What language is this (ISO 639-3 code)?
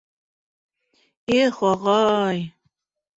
bak